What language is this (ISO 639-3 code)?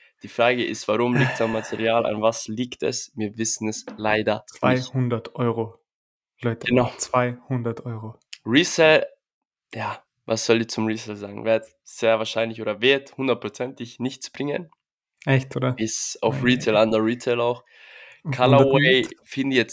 deu